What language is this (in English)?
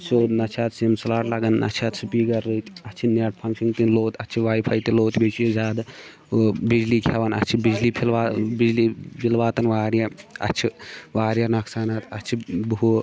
Kashmiri